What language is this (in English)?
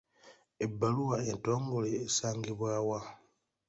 Ganda